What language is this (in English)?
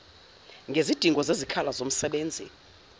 Zulu